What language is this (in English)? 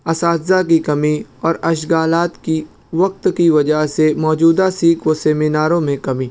Urdu